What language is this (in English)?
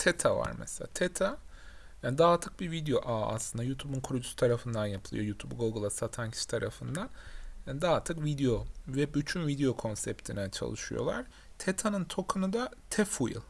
Turkish